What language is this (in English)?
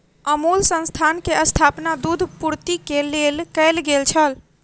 Maithili